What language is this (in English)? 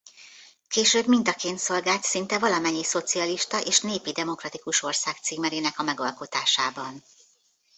Hungarian